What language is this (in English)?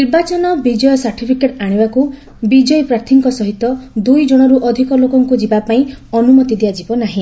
Odia